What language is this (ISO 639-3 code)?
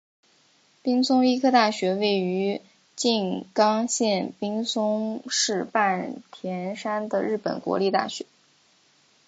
zho